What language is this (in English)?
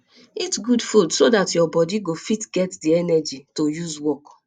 Nigerian Pidgin